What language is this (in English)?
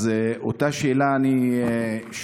Hebrew